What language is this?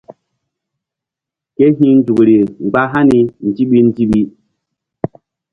Mbum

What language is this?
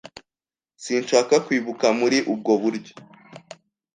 Kinyarwanda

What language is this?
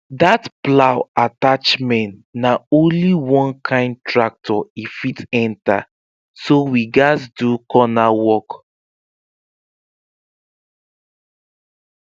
Nigerian Pidgin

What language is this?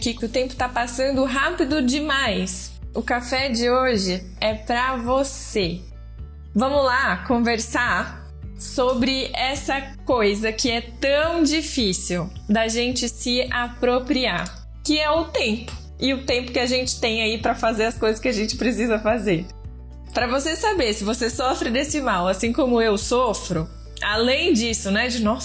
Portuguese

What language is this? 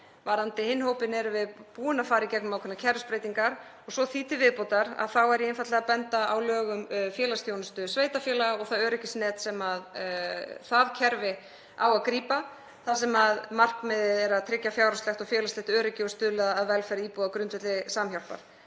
Icelandic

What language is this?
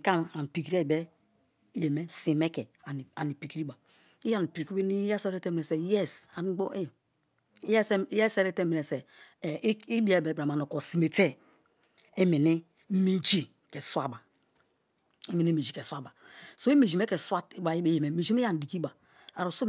Kalabari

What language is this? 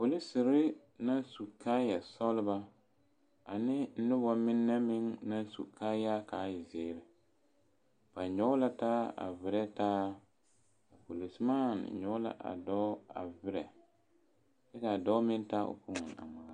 Southern Dagaare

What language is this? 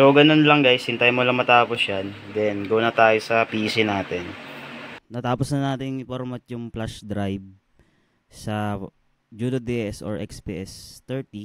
Filipino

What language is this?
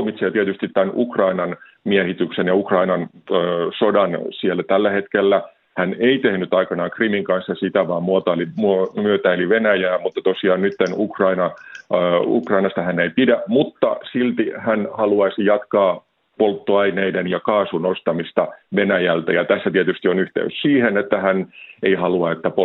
Finnish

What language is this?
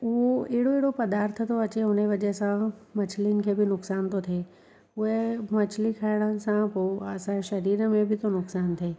Sindhi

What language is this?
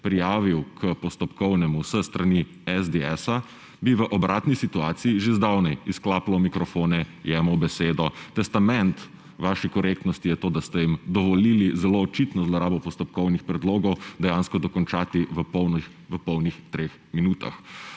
Slovenian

